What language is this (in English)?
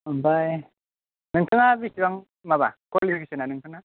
Bodo